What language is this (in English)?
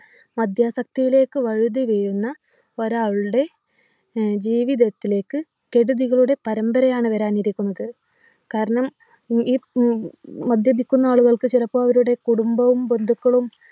Malayalam